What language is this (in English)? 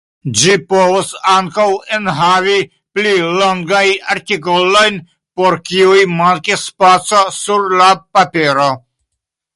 Esperanto